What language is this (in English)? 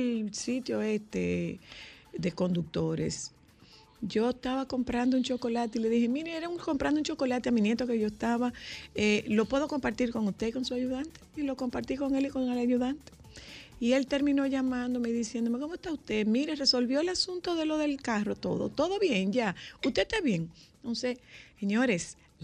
Spanish